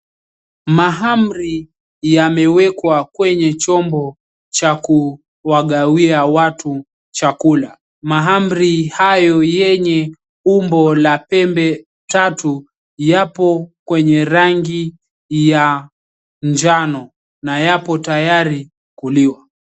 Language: Swahili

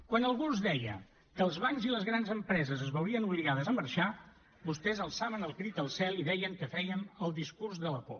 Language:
Catalan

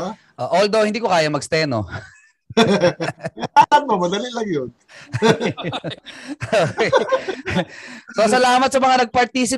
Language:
Filipino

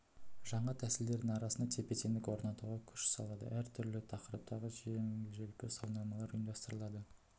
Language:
Kazakh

